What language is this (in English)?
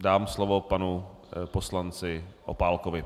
Czech